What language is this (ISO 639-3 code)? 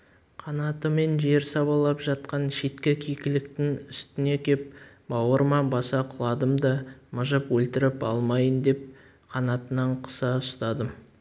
kaz